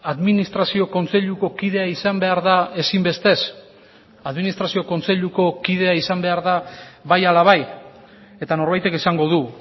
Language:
Basque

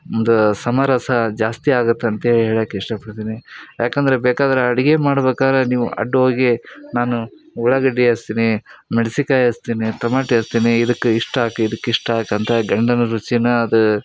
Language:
Kannada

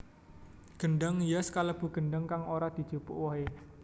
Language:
Javanese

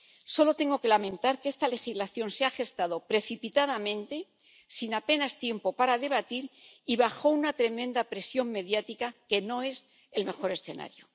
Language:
Spanish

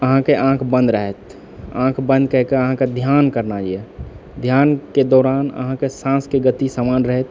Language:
Maithili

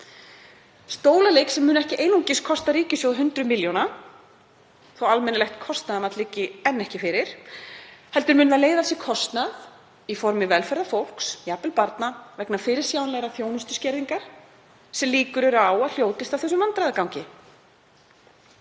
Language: Icelandic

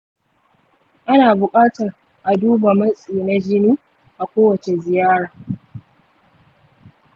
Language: Hausa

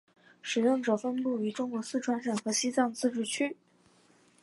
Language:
Chinese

